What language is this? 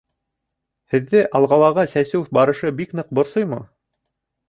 Bashkir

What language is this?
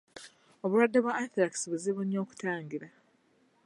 Ganda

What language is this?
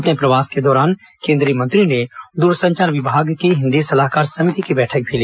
Hindi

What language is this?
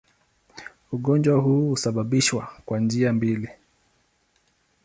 Swahili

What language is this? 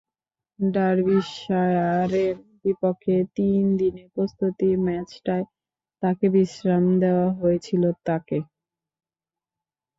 Bangla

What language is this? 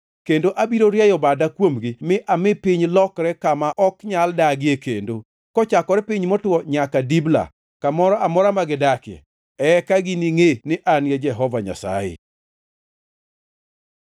Luo (Kenya and Tanzania)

